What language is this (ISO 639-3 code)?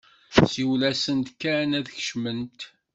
kab